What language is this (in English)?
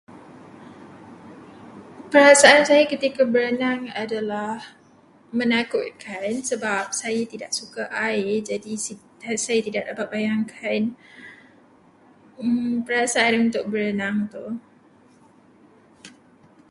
Malay